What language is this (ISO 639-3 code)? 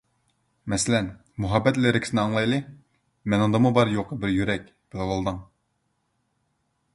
uig